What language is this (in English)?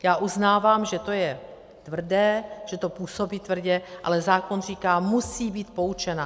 Czech